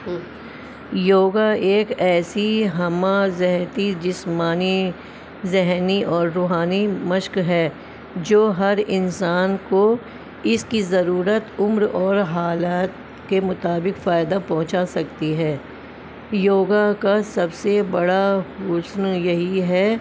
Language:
Urdu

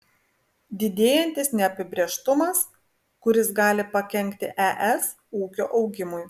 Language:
Lithuanian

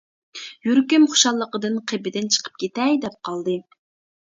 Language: Uyghur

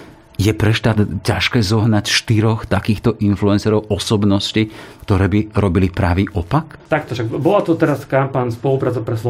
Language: Slovak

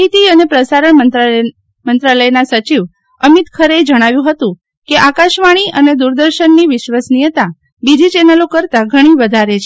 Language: Gujarati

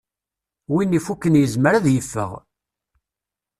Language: Kabyle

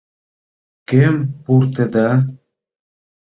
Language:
Mari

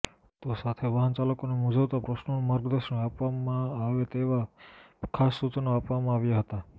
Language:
Gujarati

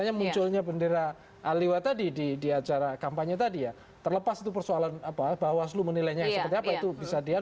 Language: Indonesian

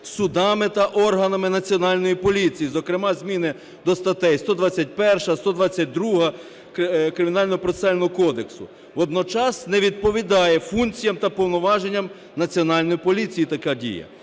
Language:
Ukrainian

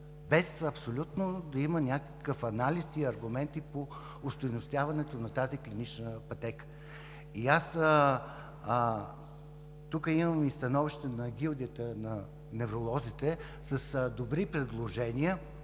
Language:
Bulgarian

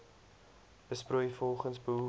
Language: Afrikaans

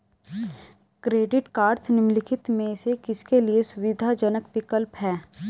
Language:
Hindi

